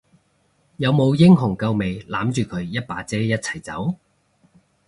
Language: Cantonese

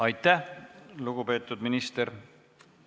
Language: Estonian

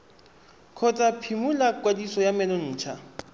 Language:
Tswana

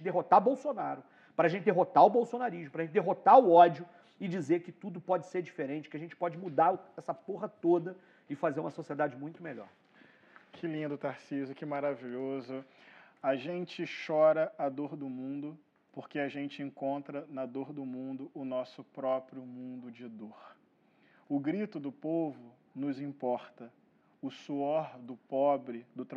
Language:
Portuguese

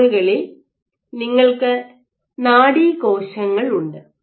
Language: Malayalam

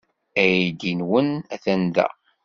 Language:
Kabyle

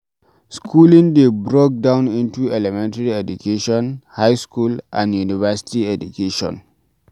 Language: Nigerian Pidgin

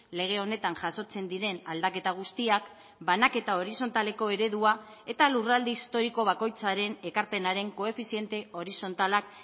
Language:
Basque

